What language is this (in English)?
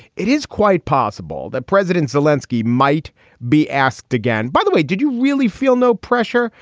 English